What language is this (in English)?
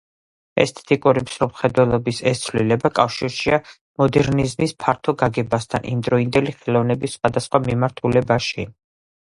Georgian